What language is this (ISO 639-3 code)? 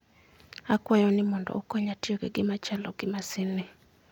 luo